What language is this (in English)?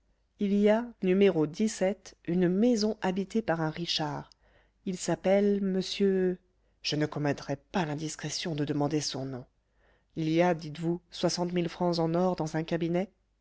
French